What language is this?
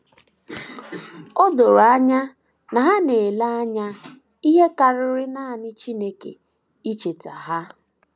Igbo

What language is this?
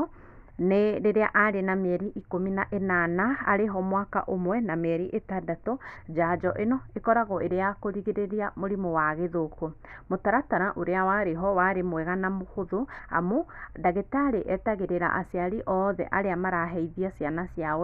Kikuyu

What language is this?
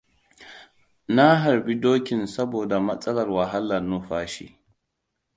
Hausa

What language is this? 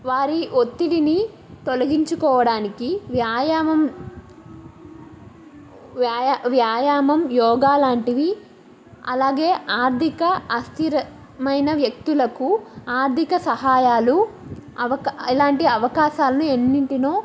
Telugu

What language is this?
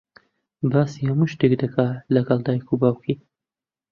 Central Kurdish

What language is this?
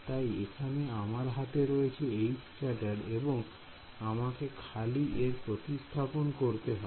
Bangla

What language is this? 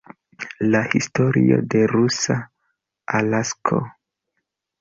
Esperanto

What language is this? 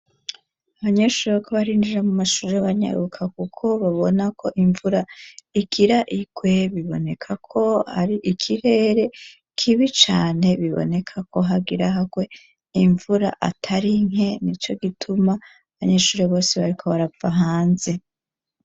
Rundi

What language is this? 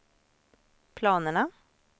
Swedish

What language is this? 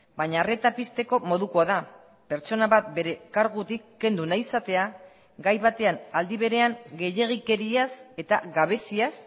Basque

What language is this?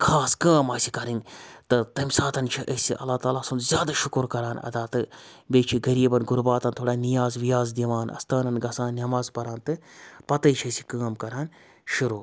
Kashmiri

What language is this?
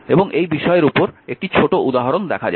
Bangla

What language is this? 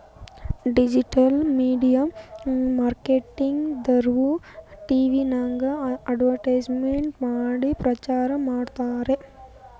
Kannada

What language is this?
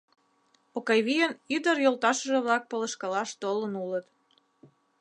Mari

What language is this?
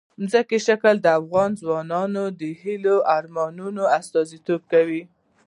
Pashto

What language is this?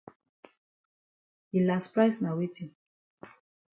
Cameroon Pidgin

